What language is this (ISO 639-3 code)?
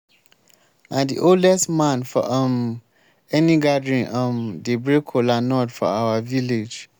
pcm